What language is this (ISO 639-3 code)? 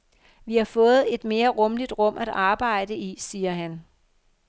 dan